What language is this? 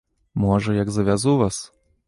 Belarusian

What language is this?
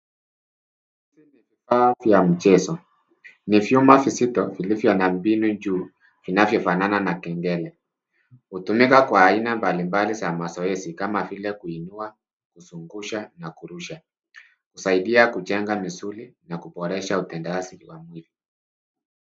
Swahili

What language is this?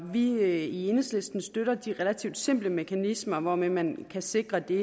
Danish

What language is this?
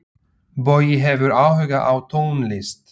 Icelandic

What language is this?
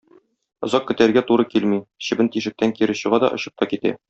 Tatar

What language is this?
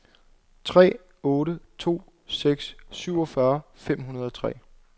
Danish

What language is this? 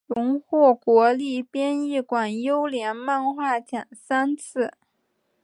Chinese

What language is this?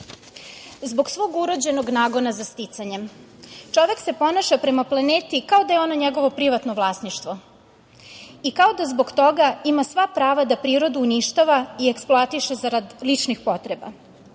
Serbian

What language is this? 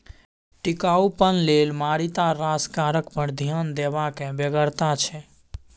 Maithili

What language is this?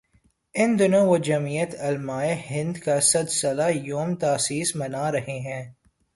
Urdu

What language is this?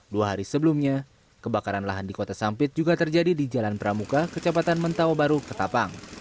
Indonesian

